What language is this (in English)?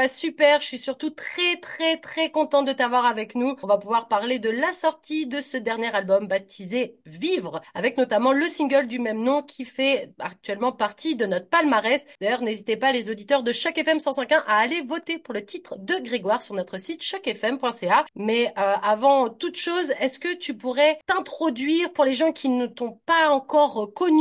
French